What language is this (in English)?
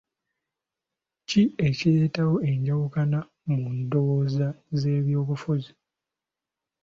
Ganda